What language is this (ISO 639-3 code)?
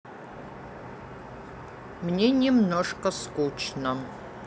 rus